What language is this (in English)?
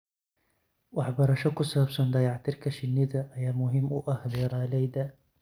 Somali